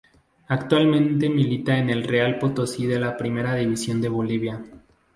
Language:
Spanish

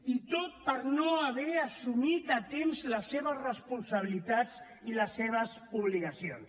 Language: Catalan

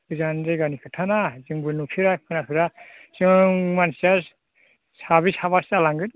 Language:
Bodo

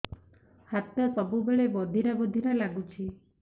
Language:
Odia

